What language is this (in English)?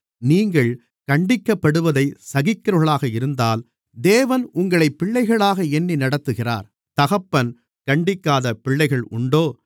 Tamil